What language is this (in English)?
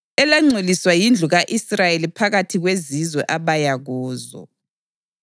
North Ndebele